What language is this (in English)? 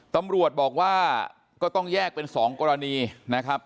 Thai